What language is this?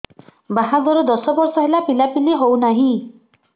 Odia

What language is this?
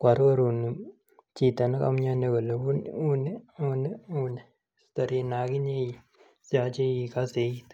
Kalenjin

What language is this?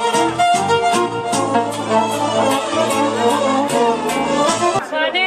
Romanian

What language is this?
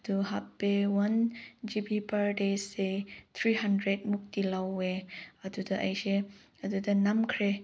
Manipuri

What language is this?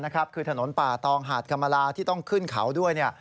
Thai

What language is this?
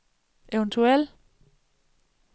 Danish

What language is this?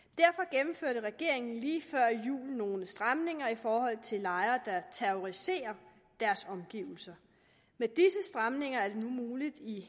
Danish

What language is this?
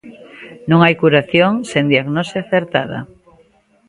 Galician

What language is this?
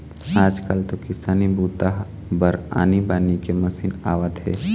Chhattisgarhi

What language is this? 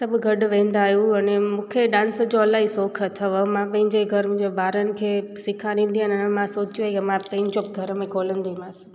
Sindhi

